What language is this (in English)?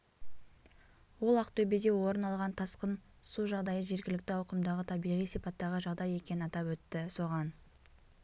Kazakh